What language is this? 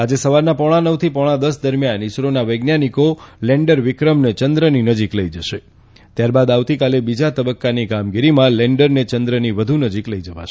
Gujarati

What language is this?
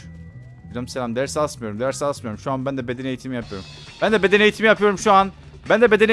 Turkish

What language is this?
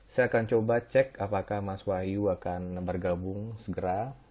Indonesian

